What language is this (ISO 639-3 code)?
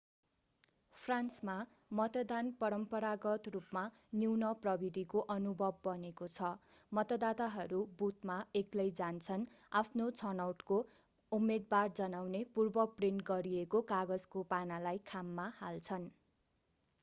nep